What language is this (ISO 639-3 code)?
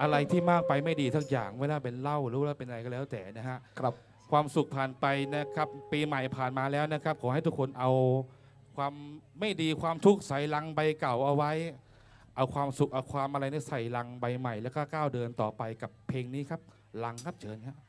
tha